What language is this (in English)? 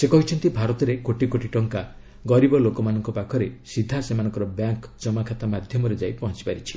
Odia